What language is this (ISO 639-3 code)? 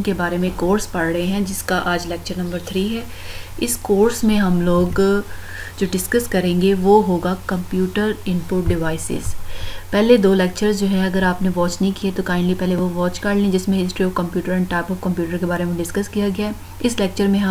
hin